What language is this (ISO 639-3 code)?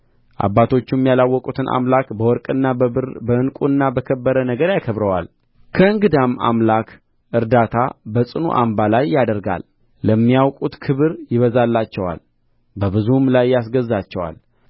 amh